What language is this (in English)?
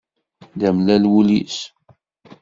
Kabyle